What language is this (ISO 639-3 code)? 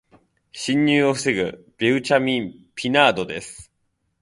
jpn